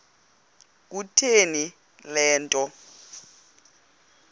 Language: Xhosa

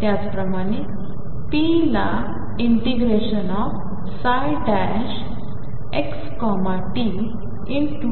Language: Marathi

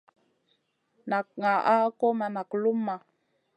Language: Masana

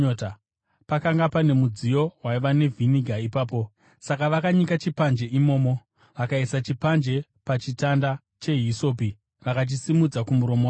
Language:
Shona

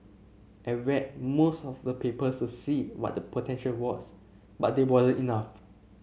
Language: English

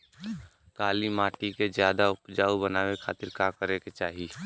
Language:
Bhojpuri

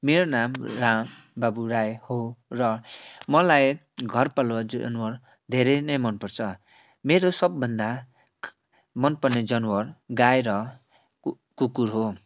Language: Nepali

